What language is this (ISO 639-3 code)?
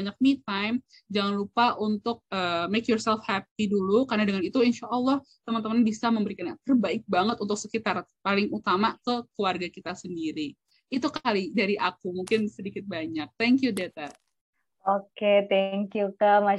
ind